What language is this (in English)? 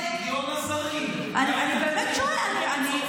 Hebrew